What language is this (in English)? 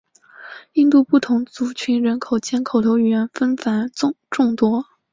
Chinese